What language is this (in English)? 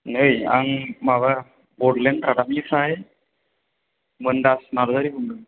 Bodo